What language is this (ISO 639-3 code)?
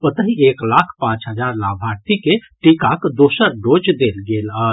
mai